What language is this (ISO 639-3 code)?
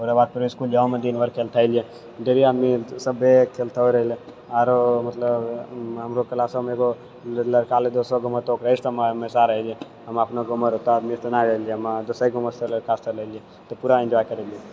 mai